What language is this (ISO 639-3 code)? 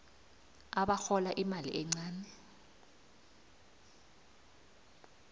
nbl